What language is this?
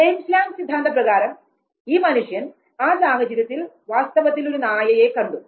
Malayalam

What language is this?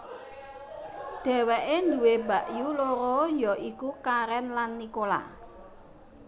Javanese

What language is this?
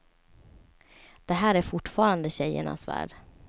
Swedish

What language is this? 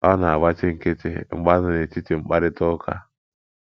Igbo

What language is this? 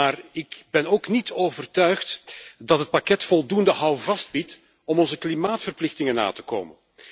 Dutch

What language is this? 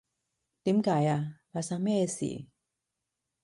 Cantonese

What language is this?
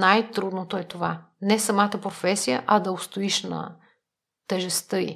Bulgarian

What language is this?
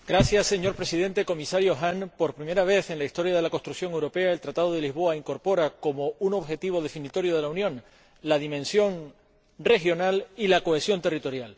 Spanish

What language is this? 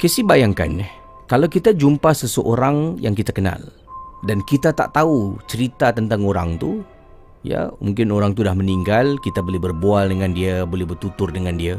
Malay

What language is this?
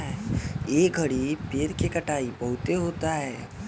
Bhojpuri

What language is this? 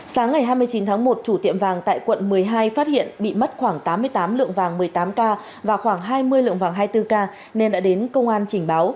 Vietnamese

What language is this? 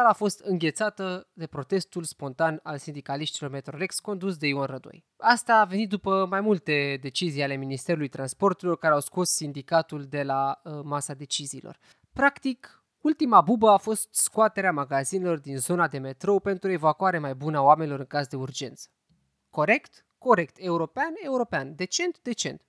Romanian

